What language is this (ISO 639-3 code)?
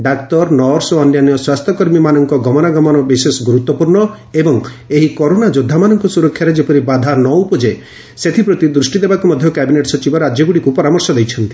ori